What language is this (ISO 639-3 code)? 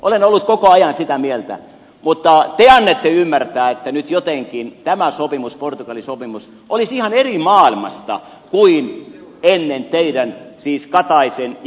fin